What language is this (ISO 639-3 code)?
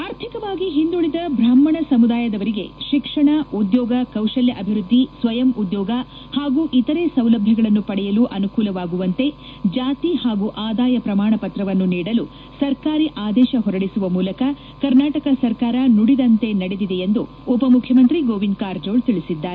kan